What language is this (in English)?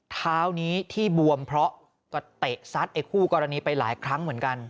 Thai